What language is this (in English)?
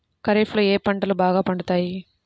Telugu